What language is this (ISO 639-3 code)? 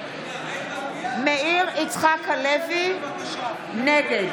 heb